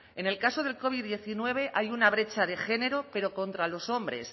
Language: Spanish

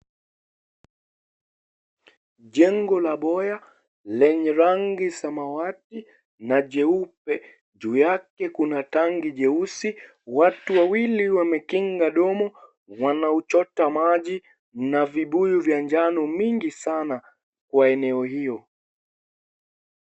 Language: Swahili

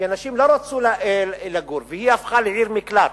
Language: Hebrew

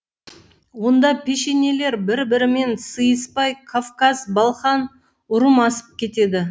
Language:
Kazakh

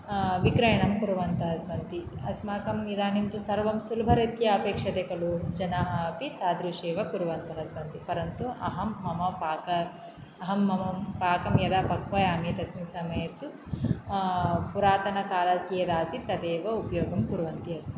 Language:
Sanskrit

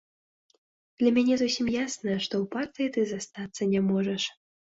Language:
Belarusian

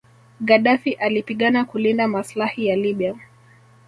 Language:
Swahili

